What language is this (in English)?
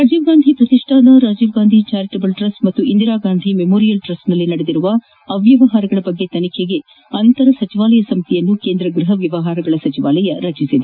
Kannada